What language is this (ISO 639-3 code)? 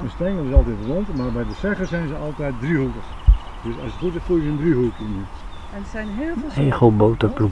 nld